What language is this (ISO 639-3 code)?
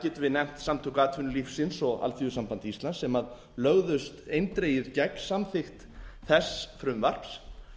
isl